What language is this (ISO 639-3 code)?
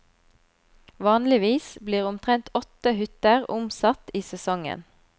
nor